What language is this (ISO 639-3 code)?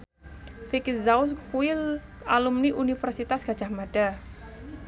jav